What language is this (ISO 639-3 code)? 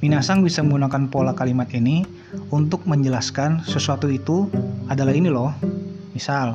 ind